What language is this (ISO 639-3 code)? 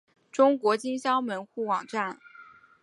zho